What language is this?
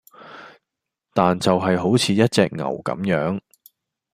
Cantonese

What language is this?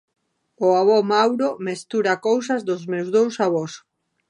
Galician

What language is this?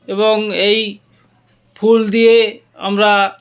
Bangla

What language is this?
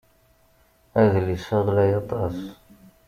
Kabyle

